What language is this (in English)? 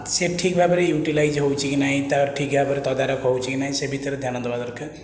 Odia